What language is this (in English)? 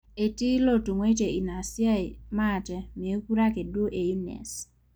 Masai